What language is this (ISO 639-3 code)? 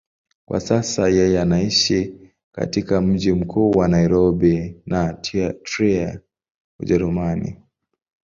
swa